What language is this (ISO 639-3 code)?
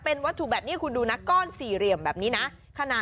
tha